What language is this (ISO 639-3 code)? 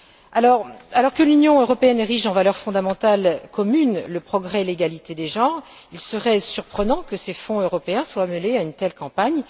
fra